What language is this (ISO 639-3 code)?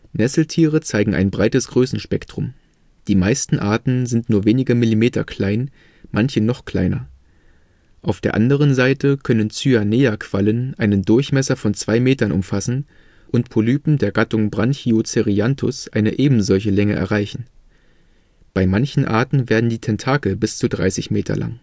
deu